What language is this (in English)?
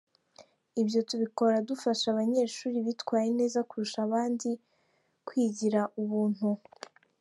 Kinyarwanda